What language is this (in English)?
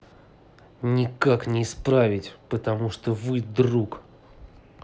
Russian